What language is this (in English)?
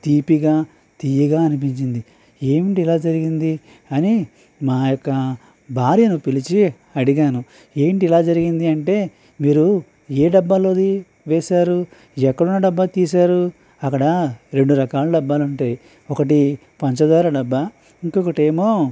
Telugu